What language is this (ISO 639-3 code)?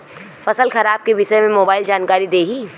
bho